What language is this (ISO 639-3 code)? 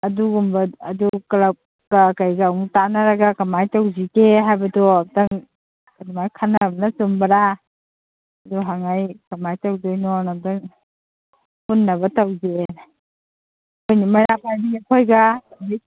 mni